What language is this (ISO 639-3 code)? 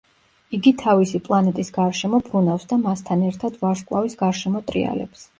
kat